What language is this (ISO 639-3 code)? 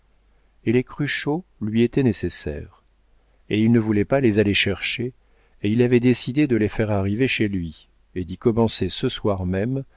fra